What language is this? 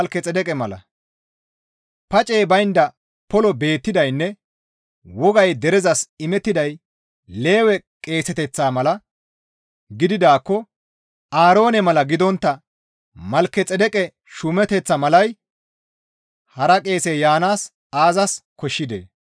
Gamo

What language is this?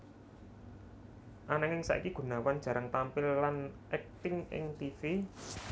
Javanese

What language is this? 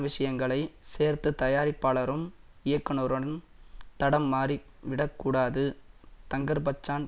Tamil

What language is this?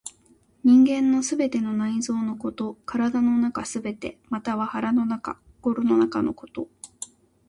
Japanese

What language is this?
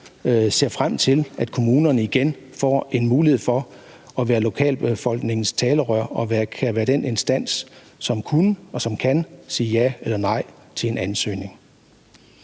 Danish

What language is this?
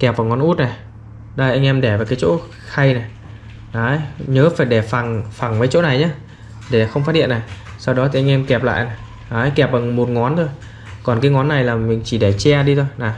Vietnamese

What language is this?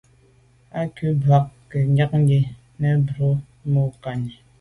Medumba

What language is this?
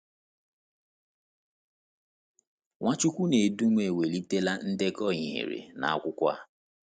Igbo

